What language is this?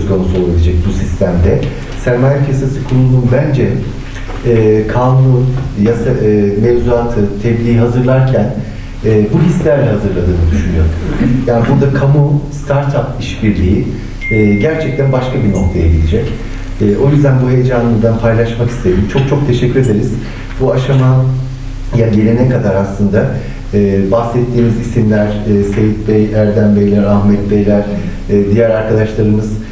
Turkish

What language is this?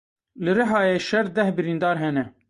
Kurdish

